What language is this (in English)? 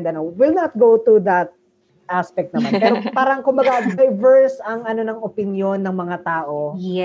Filipino